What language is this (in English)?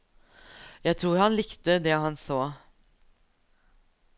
Norwegian